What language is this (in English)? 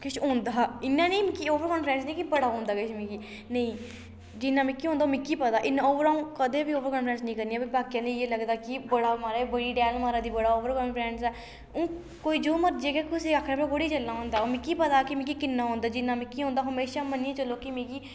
Dogri